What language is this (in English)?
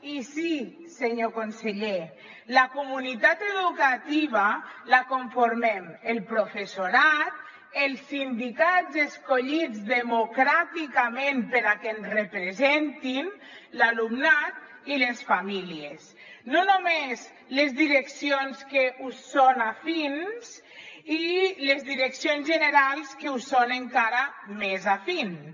Catalan